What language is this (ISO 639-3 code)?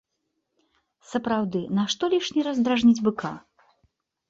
bel